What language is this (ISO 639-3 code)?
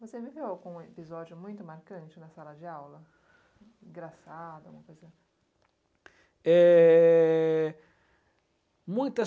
por